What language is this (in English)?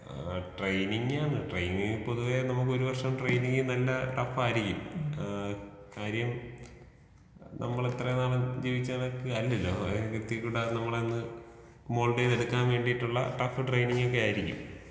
Malayalam